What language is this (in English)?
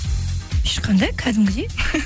Kazakh